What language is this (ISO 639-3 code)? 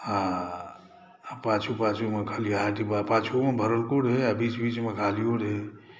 mai